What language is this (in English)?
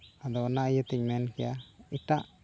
Santali